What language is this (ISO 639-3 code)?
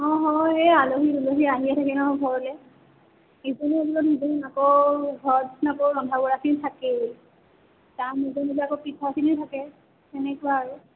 asm